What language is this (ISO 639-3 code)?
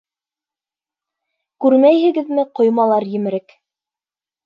bak